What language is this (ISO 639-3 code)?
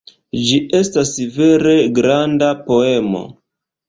epo